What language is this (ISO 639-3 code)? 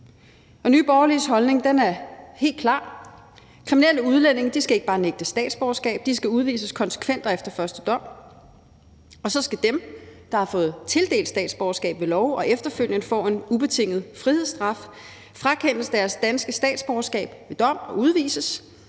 dan